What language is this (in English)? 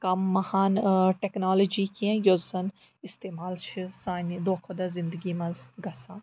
Kashmiri